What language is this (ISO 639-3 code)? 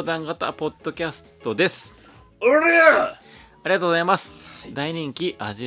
jpn